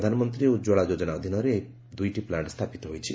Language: Odia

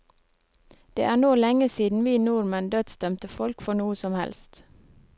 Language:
Norwegian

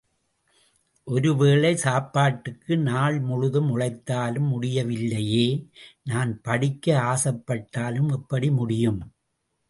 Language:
Tamil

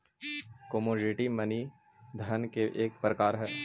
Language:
Magahi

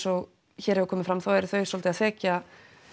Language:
Icelandic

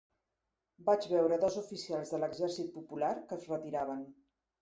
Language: Catalan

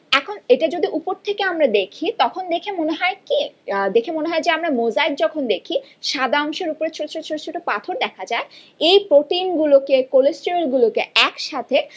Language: Bangla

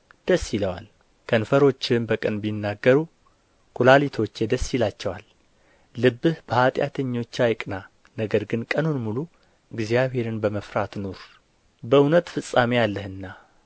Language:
Amharic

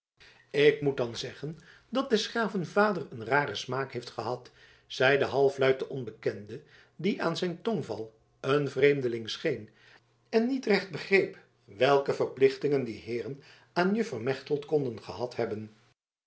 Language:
Dutch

